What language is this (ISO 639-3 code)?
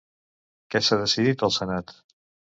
cat